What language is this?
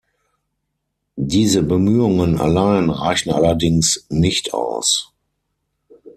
German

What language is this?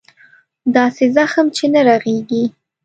Pashto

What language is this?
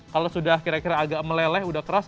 Indonesian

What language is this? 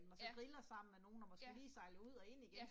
Danish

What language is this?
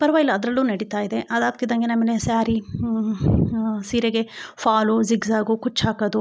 Kannada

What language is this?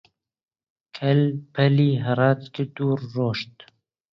Central Kurdish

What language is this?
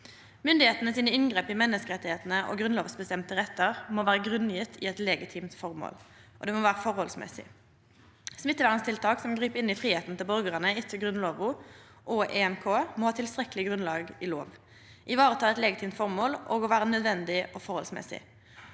Norwegian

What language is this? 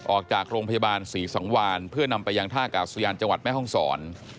Thai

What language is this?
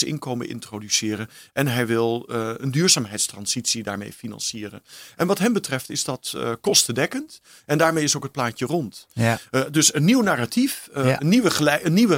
Dutch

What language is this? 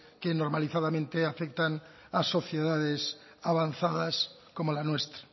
Spanish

